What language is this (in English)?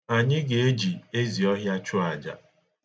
Igbo